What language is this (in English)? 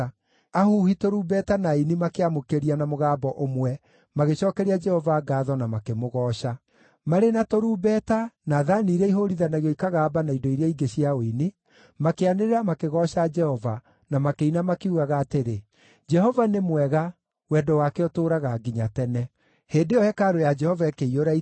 Kikuyu